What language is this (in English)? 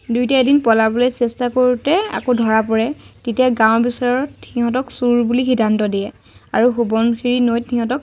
Assamese